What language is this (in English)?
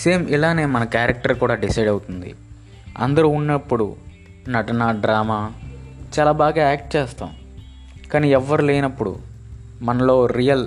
Telugu